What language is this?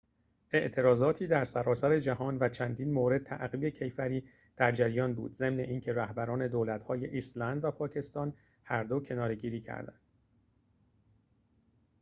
Persian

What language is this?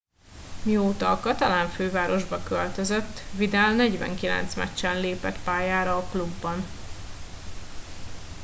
Hungarian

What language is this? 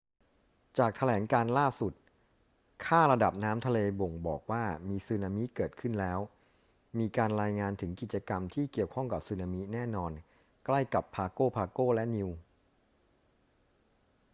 Thai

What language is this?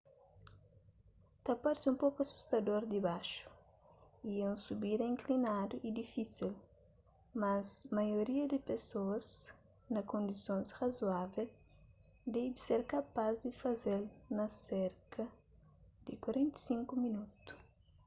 Kabuverdianu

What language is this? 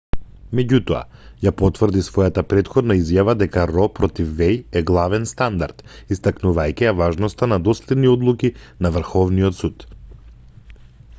Macedonian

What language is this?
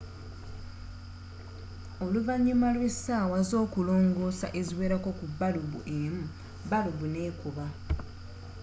Ganda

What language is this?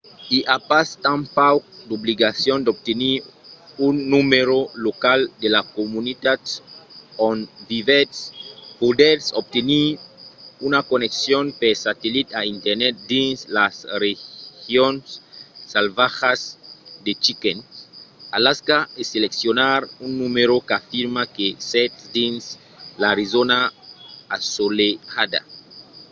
Occitan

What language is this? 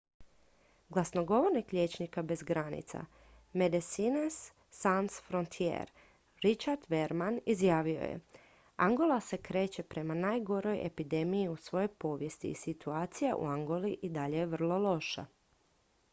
Croatian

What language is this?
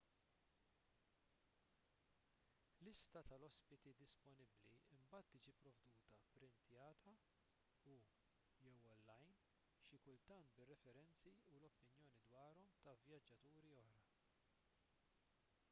Maltese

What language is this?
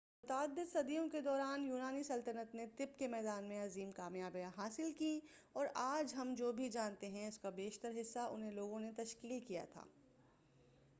Urdu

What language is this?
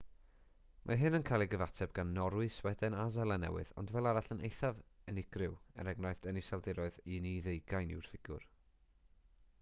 Welsh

